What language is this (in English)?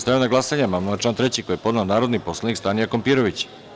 Serbian